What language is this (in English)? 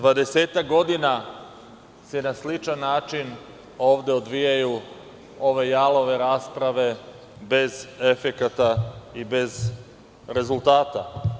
Serbian